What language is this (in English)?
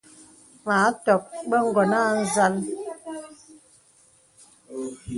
Bebele